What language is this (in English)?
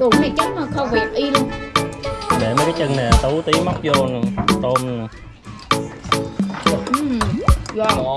Vietnamese